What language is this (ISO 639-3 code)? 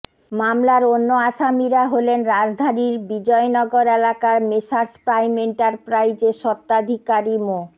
ben